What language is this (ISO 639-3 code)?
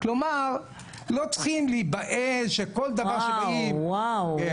heb